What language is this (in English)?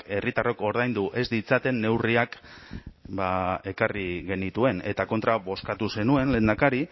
Basque